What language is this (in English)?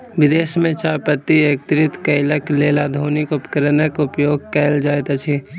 Maithili